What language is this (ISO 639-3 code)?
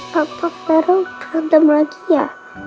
ind